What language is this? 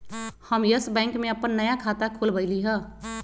Magahi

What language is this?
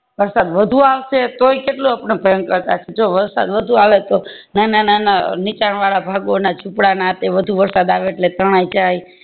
Gujarati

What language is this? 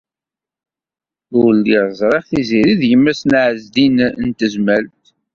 Kabyle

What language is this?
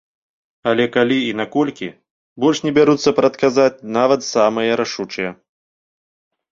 Belarusian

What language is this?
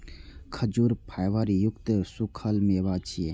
Maithili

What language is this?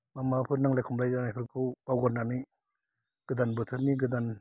Bodo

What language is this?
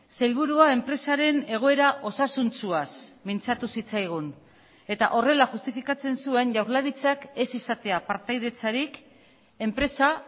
Basque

